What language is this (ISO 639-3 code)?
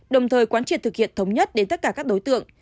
vie